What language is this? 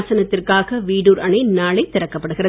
Tamil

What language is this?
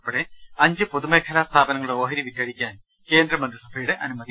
Malayalam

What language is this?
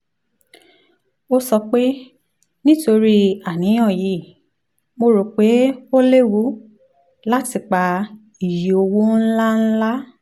Yoruba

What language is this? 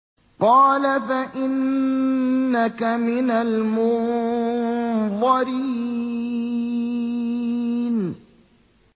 Arabic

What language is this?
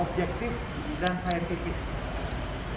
Indonesian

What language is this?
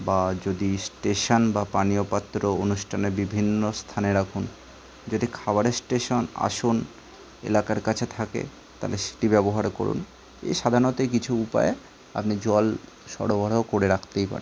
Bangla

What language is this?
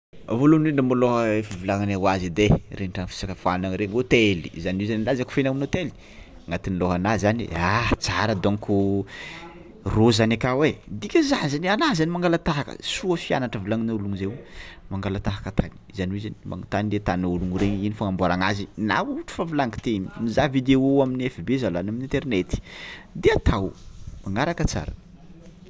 Tsimihety Malagasy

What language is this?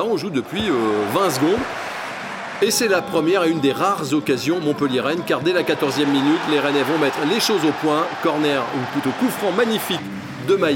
French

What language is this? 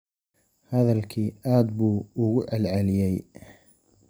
Somali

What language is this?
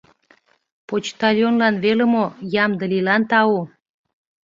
Mari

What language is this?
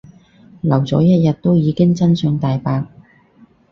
Cantonese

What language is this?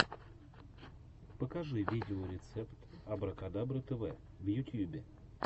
Russian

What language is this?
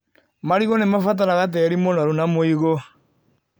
Kikuyu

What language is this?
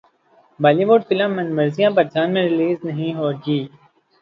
Urdu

